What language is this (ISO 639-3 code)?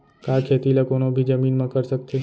hne